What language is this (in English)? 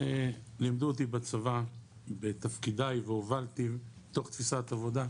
Hebrew